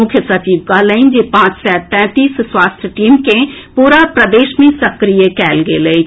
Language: Maithili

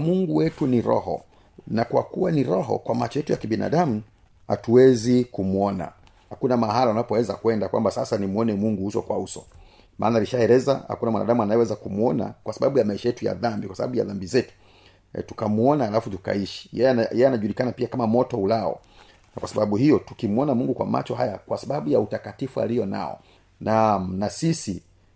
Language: Swahili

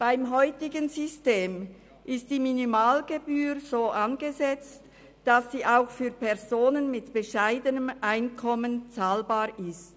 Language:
Swiss German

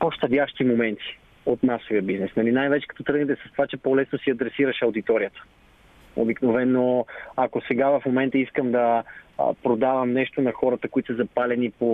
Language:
Bulgarian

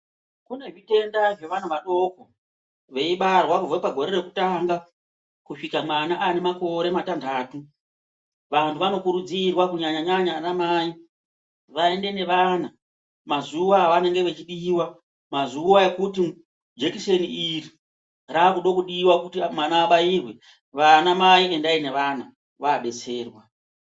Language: Ndau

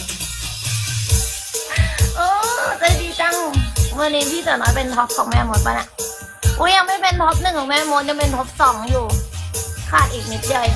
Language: Thai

